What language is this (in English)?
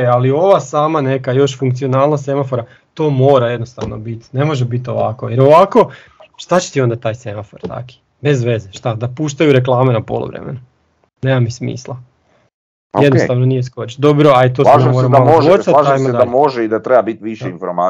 Croatian